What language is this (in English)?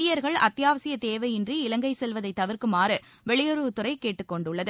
Tamil